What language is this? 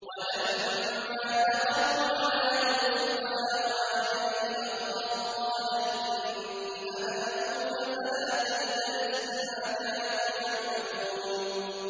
Arabic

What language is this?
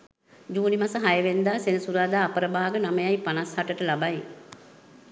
Sinhala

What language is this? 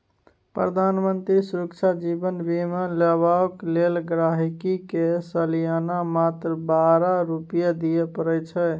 Maithili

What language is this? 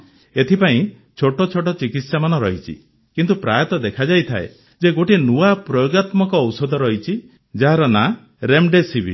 Odia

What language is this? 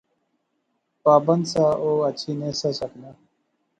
Pahari-Potwari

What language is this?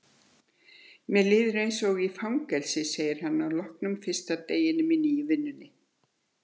Icelandic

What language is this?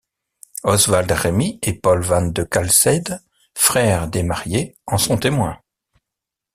French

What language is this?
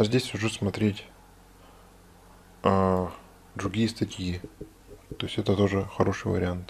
Russian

